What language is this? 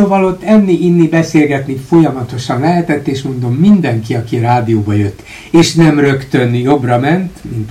Hungarian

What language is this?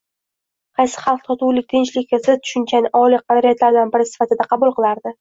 Uzbek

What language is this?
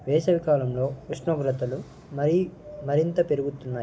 Telugu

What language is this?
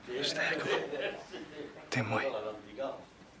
Welsh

